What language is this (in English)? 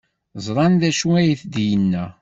Kabyle